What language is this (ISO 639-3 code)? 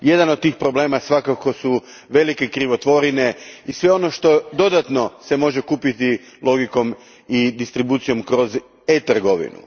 hrv